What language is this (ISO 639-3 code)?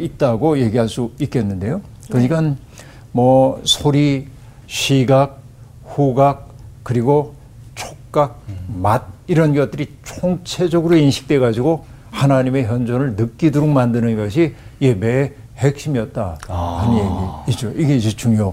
kor